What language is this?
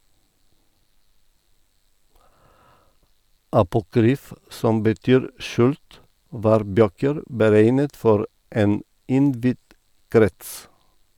Norwegian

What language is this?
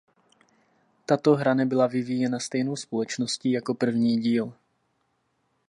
Czech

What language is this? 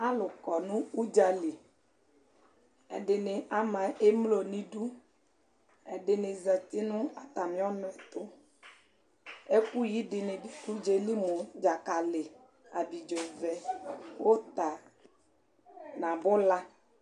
Ikposo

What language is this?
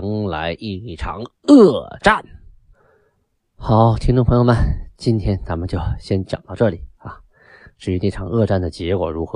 Chinese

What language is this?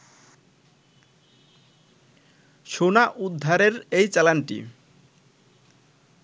Bangla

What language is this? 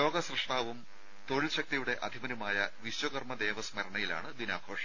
Malayalam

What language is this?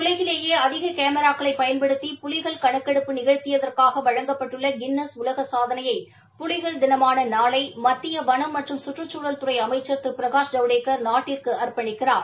Tamil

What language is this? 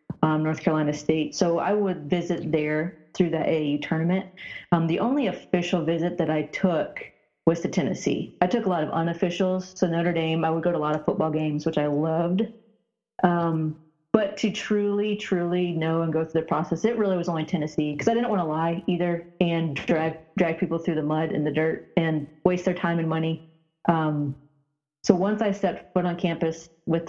English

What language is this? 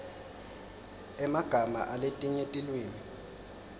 Swati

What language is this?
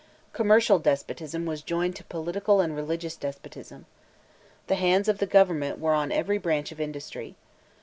English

